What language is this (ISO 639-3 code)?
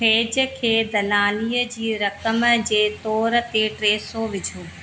snd